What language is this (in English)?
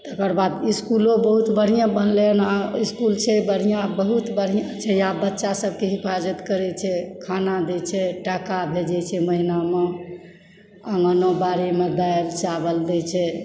Maithili